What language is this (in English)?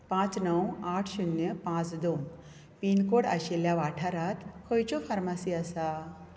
Konkani